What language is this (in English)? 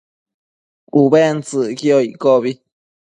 Matsés